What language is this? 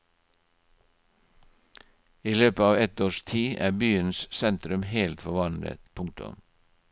Norwegian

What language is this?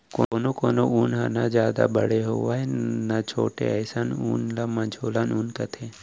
Chhattisgarhi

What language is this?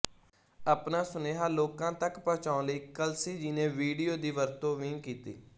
Punjabi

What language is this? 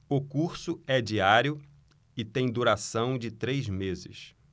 Portuguese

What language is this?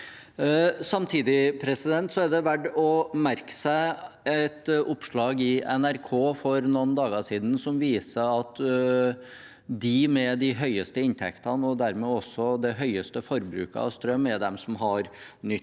Norwegian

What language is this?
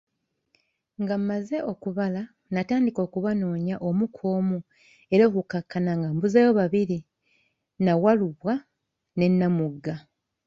Ganda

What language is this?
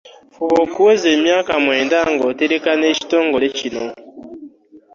Ganda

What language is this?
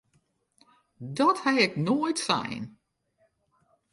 Western Frisian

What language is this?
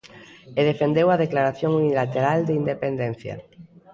Galician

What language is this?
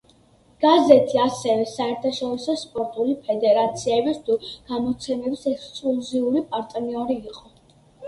Georgian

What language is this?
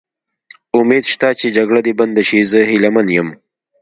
Pashto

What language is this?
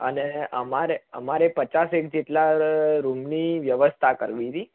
Gujarati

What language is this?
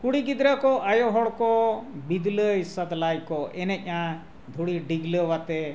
Santali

